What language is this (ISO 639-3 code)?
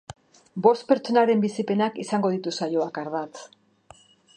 eus